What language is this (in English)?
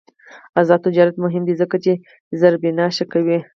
Pashto